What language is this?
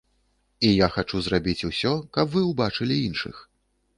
Belarusian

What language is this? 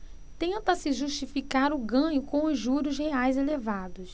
Portuguese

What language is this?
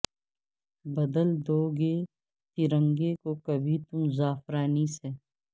Urdu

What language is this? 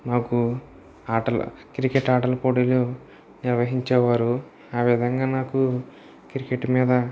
Telugu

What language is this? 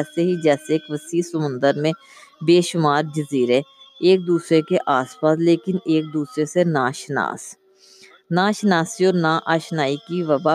Urdu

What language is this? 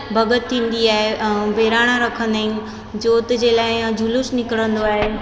Sindhi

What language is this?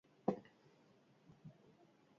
Basque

